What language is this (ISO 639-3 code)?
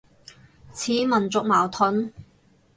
yue